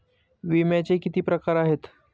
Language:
Marathi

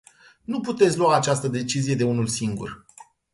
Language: Romanian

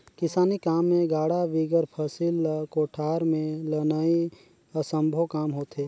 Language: Chhattisgarhi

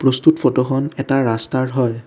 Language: Assamese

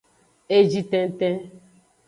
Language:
Aja (Benin)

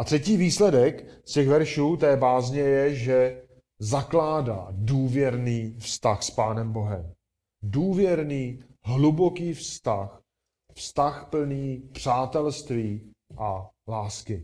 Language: Czech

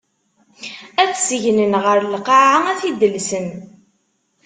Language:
Kabyle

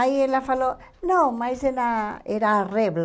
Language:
Portuguese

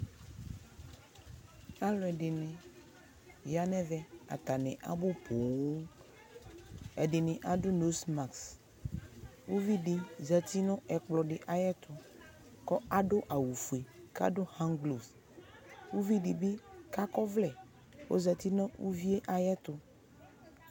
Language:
Ikposo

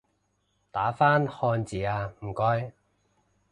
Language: Cantonese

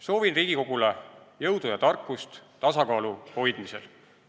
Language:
Estonian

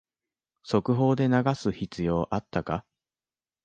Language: Japanese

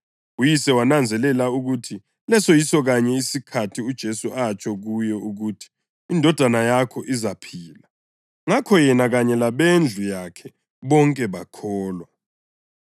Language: North Ndebele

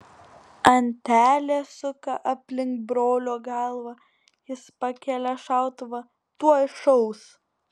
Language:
Lithuanian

